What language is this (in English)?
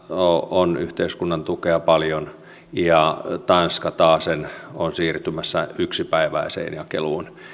Finnish